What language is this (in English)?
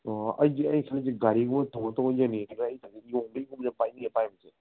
Manipuri